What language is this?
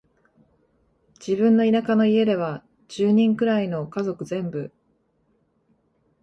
Japanese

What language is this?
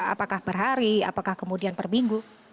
Indonesian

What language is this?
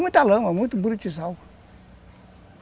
Portuguese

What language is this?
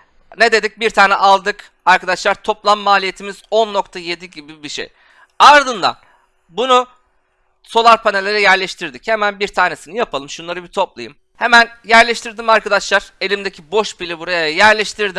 Turkish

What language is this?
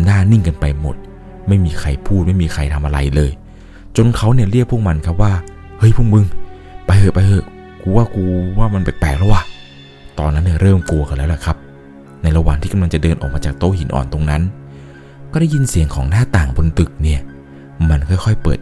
Thai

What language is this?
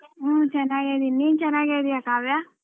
Kannada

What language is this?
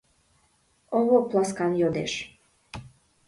Mari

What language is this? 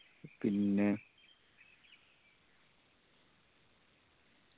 Malayalam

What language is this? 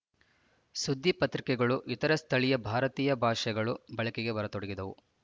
Kannada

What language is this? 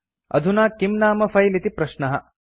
Sanskrit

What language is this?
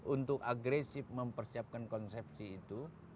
Indonesian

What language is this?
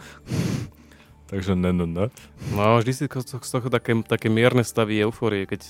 Slovak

